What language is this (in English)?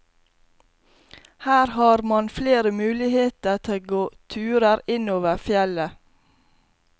Norwegian